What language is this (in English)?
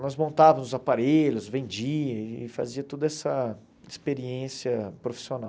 Portuguese